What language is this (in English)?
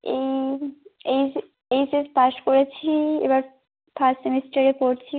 Bangla